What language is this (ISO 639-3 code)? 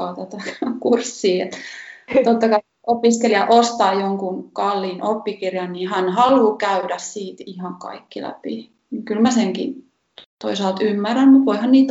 fin